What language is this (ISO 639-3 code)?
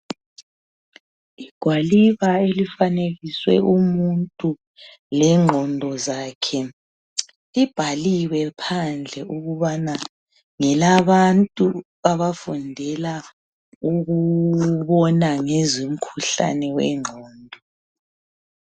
nde